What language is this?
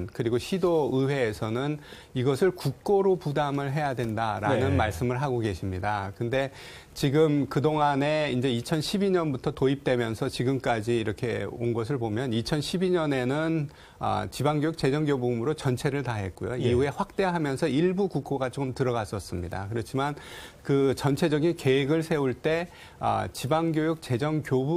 Korean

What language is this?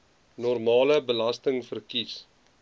Afrikaans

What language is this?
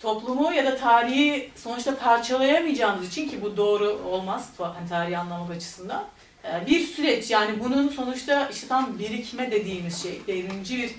Turkish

